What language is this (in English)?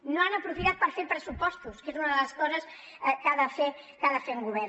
Catalan